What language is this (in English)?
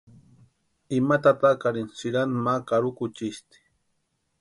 Western Highland Purepecha